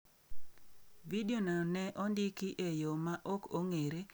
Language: Luo (Kenya and Tanzania)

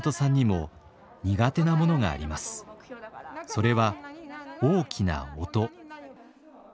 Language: Japanese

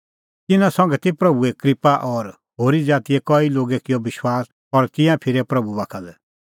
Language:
Kullu Pahari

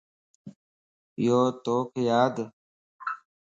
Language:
Lasi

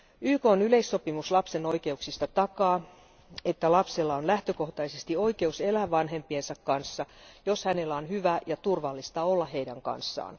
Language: Finnish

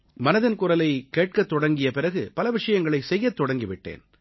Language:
Tamil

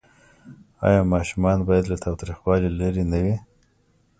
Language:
Pashto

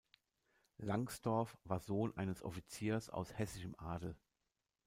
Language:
German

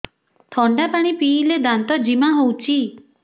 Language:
Odia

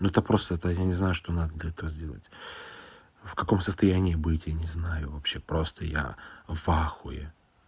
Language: Russian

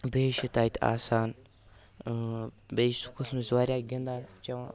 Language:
Kashmiri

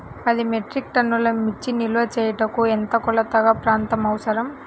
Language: Telugu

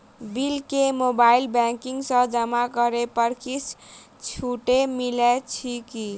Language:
Maithili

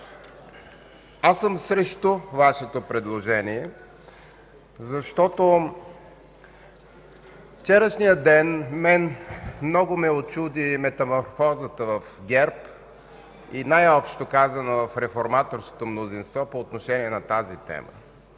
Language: Bulgarian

